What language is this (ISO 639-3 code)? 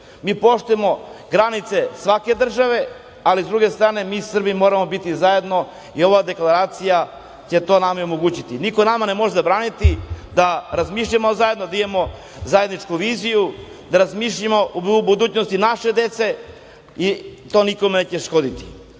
srp